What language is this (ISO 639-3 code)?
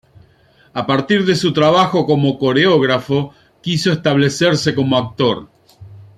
spa